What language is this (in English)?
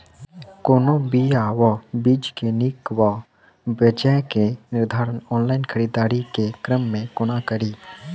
Maithili